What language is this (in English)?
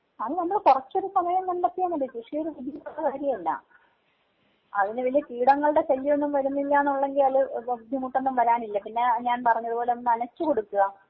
Malayalam